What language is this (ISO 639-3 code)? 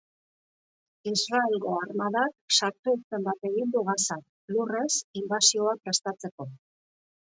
eus